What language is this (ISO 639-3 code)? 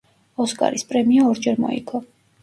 kat